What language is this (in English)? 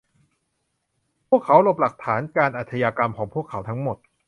Thai